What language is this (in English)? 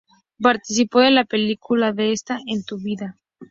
Spanish